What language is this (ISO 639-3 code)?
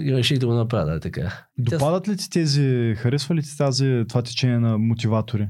bul